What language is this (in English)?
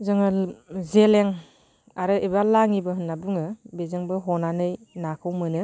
Bodo